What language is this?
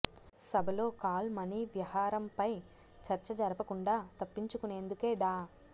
Telugu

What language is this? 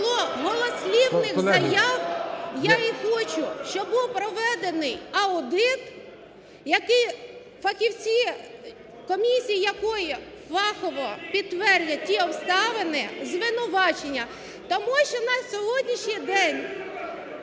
Ukrainian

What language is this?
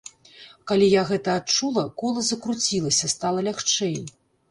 Belarusian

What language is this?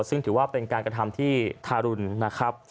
Thai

